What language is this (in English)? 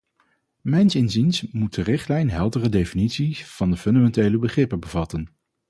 Dutch